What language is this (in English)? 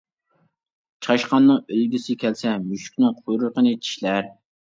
Uyghur